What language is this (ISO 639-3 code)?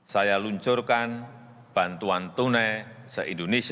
ind